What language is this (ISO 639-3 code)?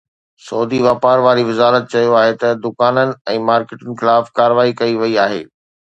snd